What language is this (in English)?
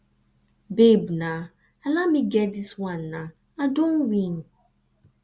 Nigerian Pidgin